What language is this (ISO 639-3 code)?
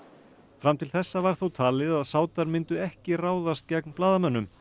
isl